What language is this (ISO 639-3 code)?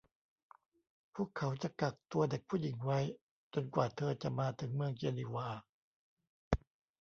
tha